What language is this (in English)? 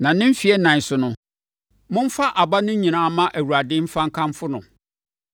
Akan